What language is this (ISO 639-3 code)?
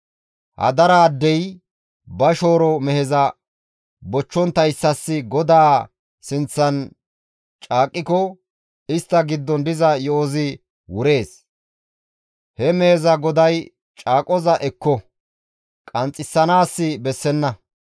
gmv